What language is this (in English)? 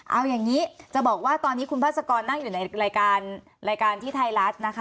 Thai